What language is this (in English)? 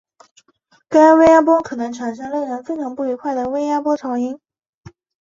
Chinese